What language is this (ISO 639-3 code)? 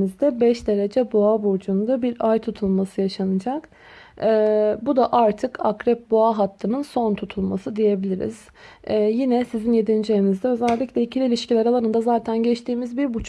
tur